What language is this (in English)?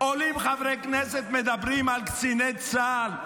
Hebrew